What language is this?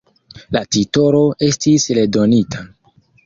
Esperanto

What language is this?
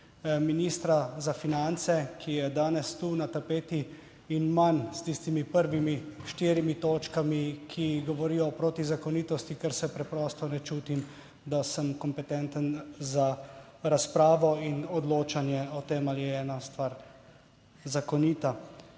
Slovenian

